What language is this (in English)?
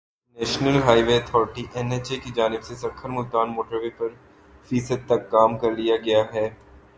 Urdu